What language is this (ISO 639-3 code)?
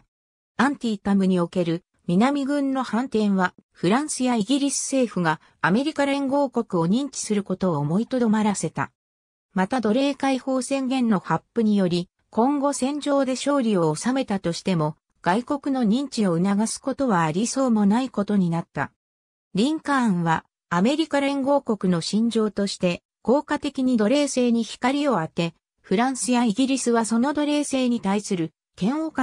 jpn